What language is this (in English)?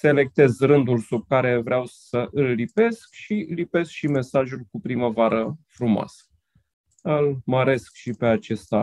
Romanian